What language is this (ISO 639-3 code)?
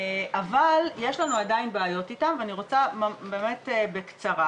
heb